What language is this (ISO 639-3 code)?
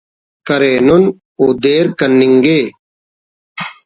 brh